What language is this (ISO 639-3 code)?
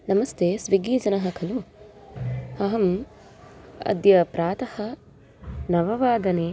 san